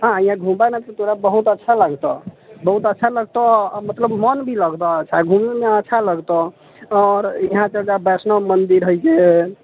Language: Maithili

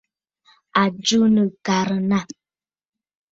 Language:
Bafut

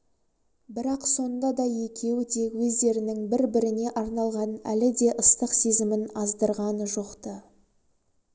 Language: Kazakh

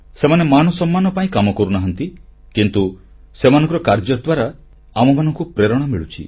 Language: Odia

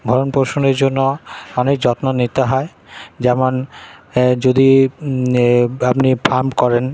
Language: Bangla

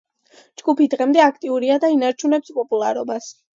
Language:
Georgian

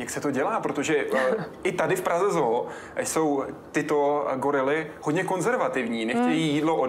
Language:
Czech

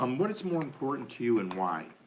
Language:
English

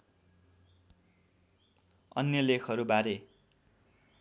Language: Nepali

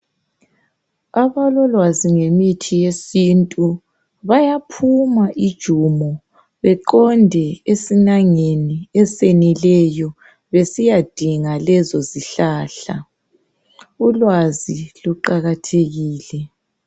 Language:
North Ndebele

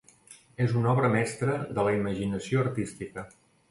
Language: Catalan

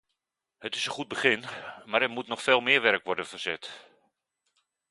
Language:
Dutch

